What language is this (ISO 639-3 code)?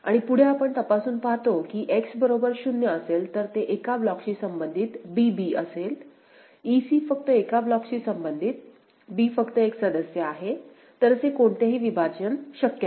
mar